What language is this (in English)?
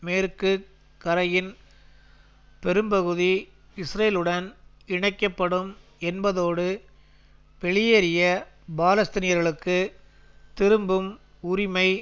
Tamil